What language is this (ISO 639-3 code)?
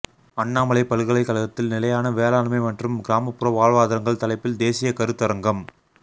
tam